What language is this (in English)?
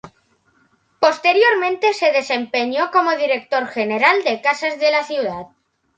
Spanish